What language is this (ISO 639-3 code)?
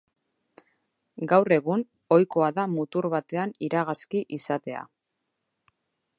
eus